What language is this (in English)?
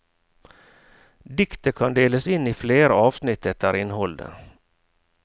Norwegian